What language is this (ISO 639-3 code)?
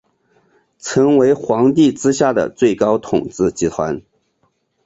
zho